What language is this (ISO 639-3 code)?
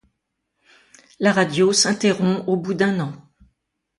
fra